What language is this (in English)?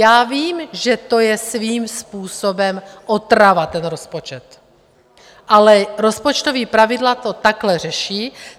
Czech